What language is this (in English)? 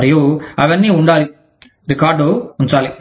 Telugu